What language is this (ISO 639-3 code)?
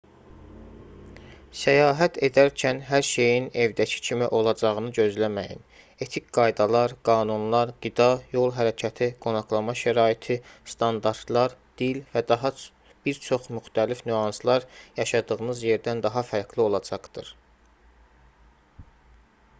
aze